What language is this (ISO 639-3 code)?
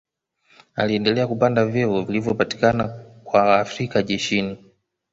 swa